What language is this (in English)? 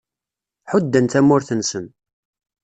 Kabyle